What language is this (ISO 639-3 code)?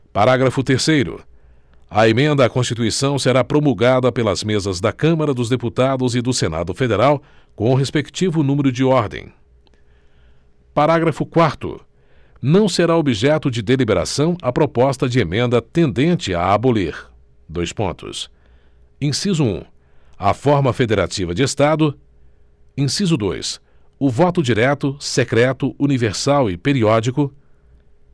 por